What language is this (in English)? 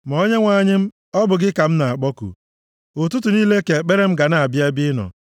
Igbo